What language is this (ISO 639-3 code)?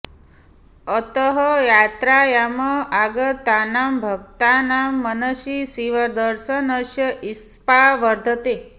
san